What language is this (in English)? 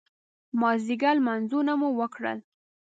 Pashto